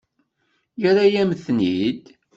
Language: Kabyle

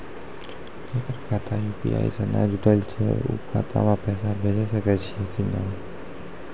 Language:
Maithili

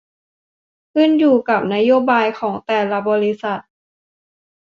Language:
Thai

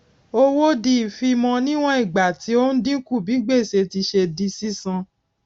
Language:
Yoruba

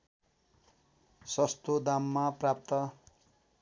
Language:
Nepali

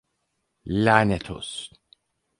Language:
Turkish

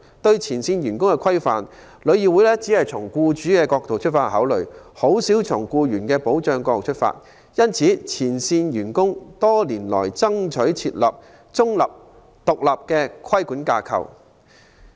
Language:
Cantonese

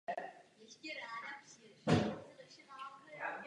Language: Czech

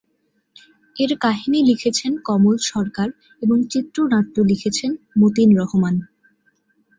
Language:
Bangla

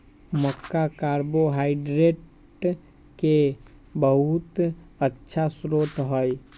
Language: Magahi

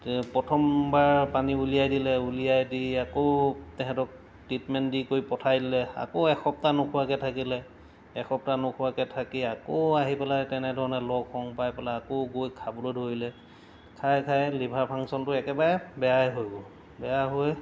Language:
Assamese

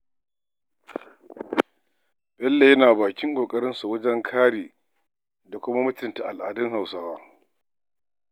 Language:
Hausa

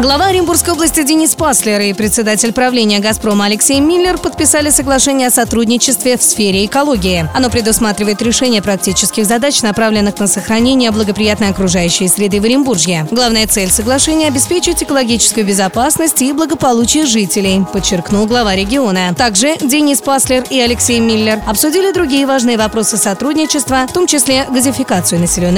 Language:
Russian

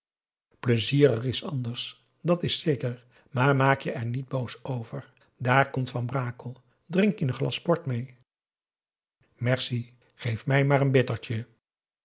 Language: Dutch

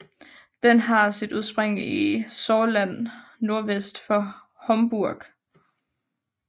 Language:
Danish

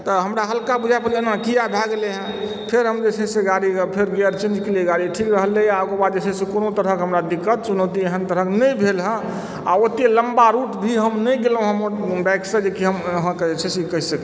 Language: Maithili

